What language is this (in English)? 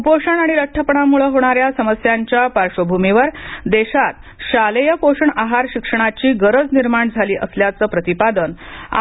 Marathi